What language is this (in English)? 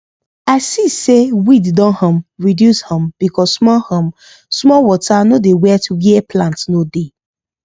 Nigerian Pidgin